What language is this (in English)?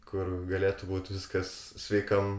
Lithuanian